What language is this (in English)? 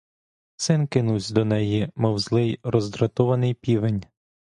Ukrainian